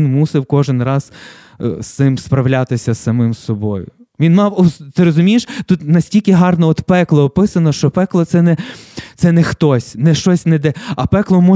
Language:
Ukrainian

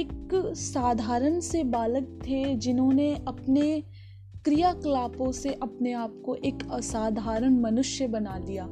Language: Hindi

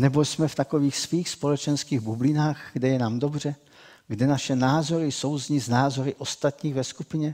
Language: Czech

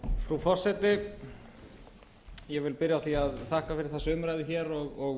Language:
Icelandic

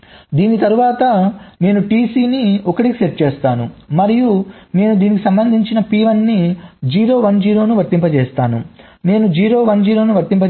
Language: Telugu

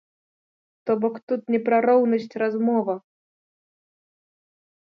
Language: Belarusian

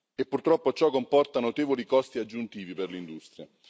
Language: Italian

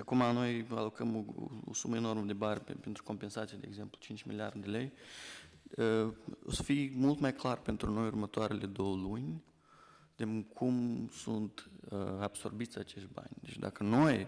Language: Romanian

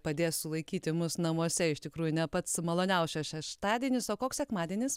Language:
Lithuanian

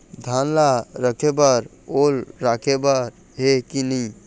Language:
Chhattisgarhi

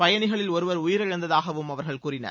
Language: Tamil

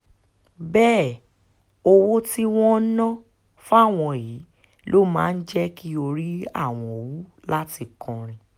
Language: Yoruba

